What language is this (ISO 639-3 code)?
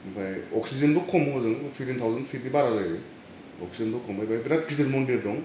brx